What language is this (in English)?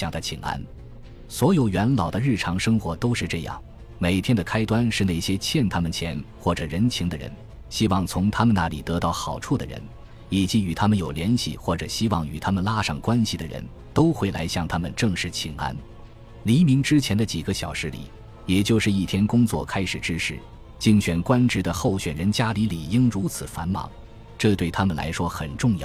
Chinese